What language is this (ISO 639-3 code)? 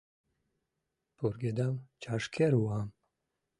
chm